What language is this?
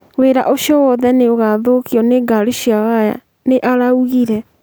Kikuyu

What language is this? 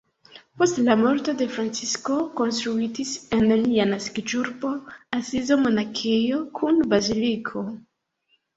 Esperanto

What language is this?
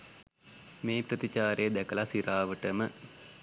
Sinhala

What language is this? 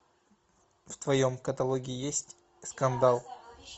Russian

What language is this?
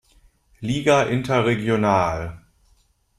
German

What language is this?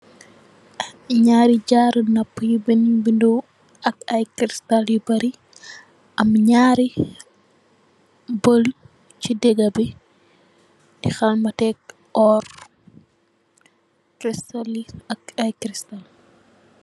Wolof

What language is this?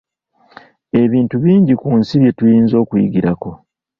Ganda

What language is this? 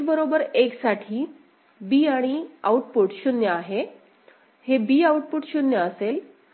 Marathi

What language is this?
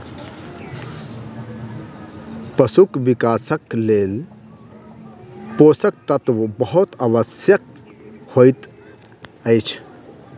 Maithili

